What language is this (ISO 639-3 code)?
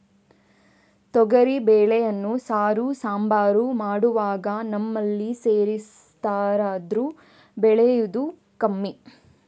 kan